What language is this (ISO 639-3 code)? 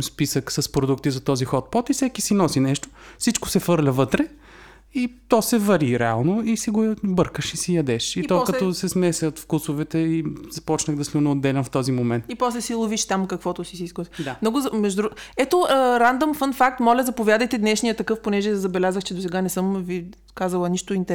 bul